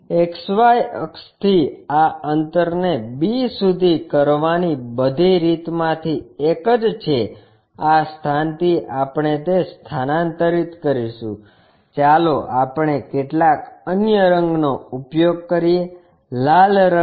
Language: Gujarati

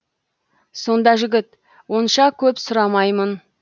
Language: Kazakh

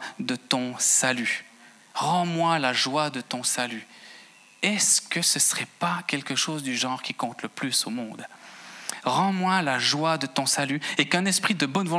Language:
French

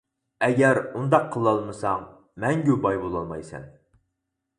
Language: Uyghur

